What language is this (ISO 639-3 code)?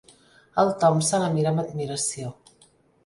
cat